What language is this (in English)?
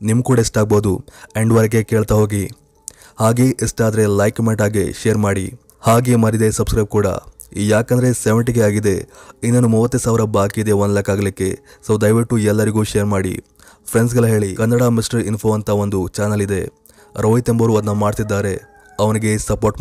Kannada